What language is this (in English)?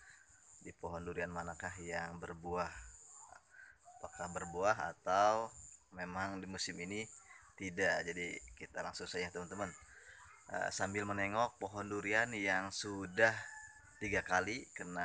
Indonesian